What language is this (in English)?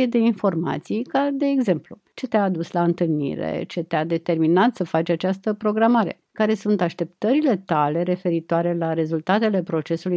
Romanian